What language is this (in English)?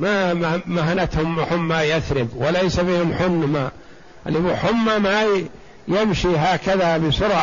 Arabic